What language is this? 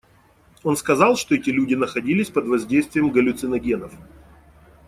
Russian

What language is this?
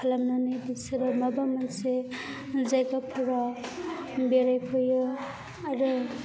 Bodo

